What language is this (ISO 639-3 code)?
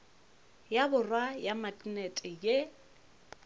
nso